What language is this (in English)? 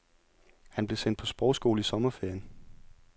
Danish